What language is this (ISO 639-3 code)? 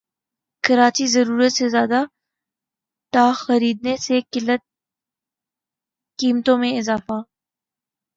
urd